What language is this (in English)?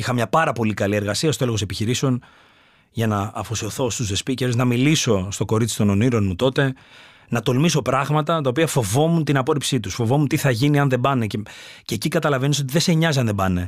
Greek